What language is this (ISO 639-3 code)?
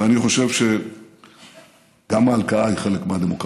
heb